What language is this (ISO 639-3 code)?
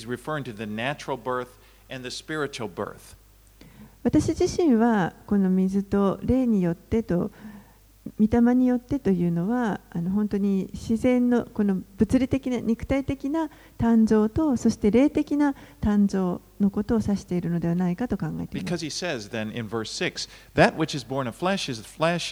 jpn